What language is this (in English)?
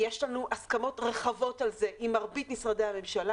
Hebrew